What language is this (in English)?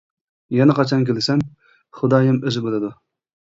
Uyghur